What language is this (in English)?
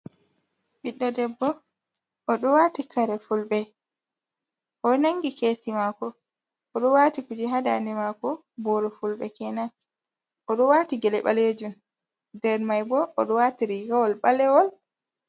Fula